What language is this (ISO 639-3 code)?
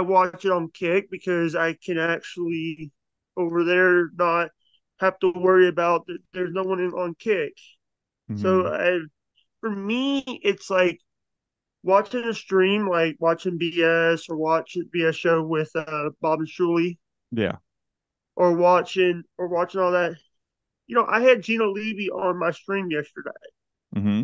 eng